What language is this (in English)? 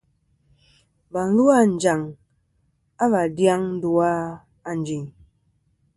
Kom